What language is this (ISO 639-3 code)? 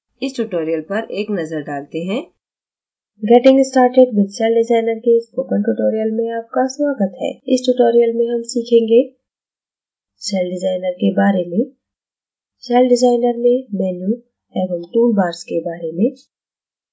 hin